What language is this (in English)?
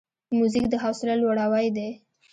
Pashto